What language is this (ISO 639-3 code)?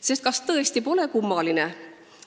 est